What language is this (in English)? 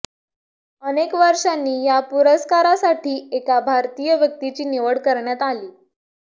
Marathi